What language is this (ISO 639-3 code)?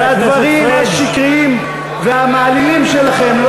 heb